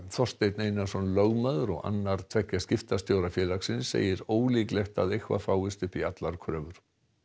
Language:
Icelandic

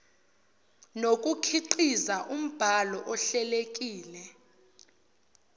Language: Zulu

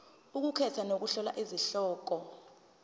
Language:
Zulu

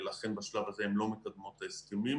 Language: Hebrew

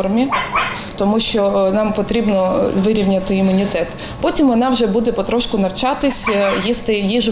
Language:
Ukrainian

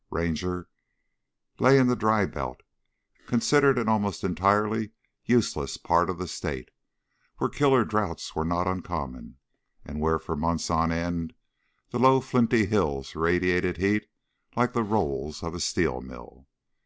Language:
English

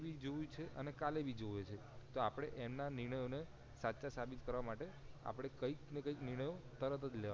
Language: Gujarati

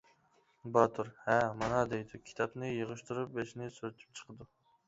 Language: Uyghur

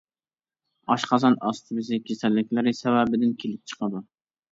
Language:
Uyghur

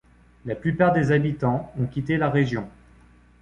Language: French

